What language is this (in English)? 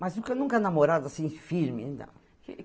Portuguese